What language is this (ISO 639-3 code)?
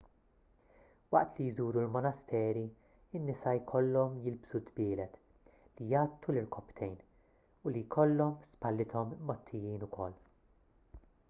mlt